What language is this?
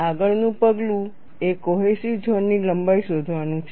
Gujarati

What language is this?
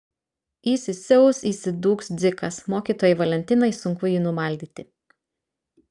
Lithuanian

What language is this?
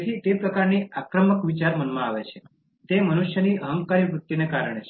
Gujarati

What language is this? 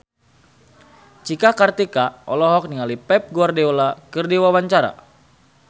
Sundanese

